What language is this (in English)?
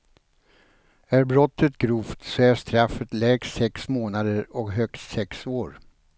Swedish